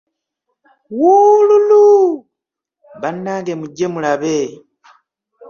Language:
Ganda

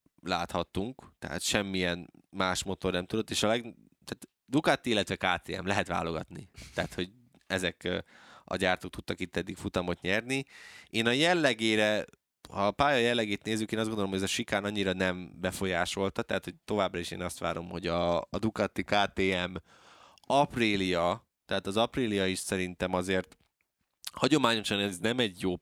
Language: Hungarian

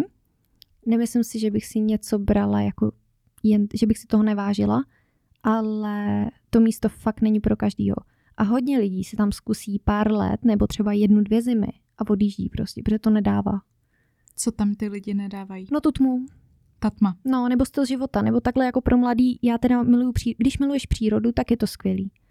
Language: Czech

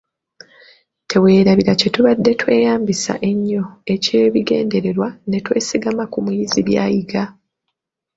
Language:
Ganda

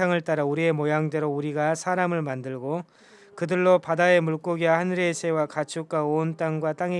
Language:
Korean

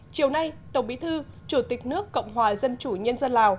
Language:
Vietnamese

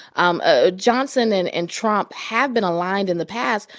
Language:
English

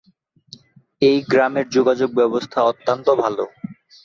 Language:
Bangla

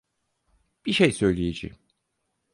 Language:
Turkish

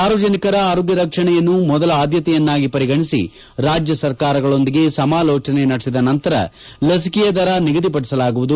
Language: Kannada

